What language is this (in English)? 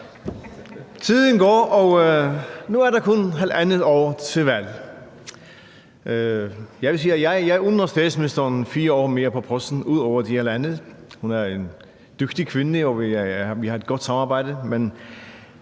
Danish